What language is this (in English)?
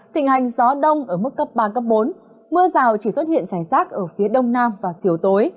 Vietnamese